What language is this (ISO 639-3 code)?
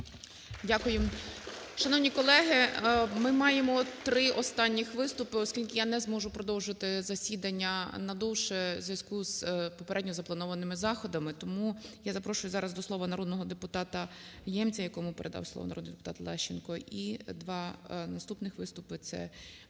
ukr